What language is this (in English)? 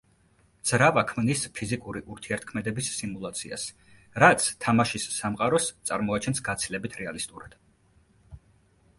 Georgian